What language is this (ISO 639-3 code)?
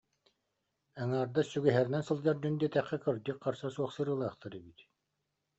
sah